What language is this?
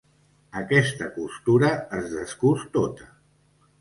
Catalan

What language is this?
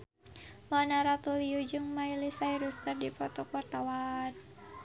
Sundanese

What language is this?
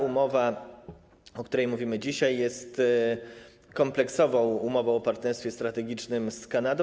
Polish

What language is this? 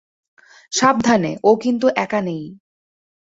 Bangla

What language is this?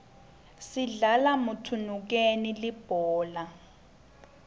Swati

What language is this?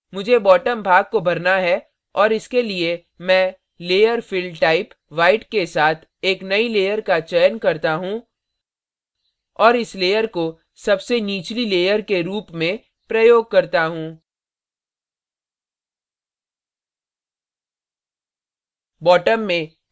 Hindi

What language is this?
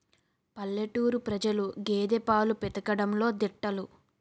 Telugu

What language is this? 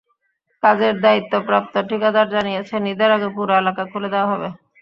Bangla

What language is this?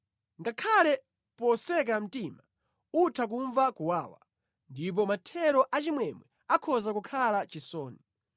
Nyanja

